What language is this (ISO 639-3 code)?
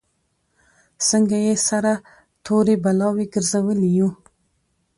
pus